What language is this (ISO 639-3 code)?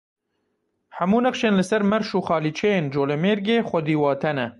kur